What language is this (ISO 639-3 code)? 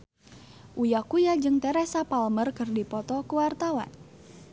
sun